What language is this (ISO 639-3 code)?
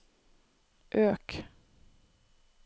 nor